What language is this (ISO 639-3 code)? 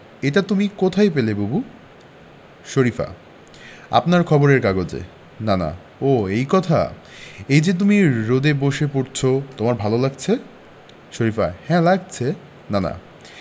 ben